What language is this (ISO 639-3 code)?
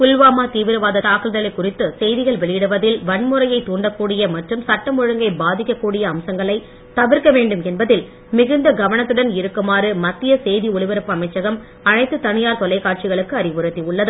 tam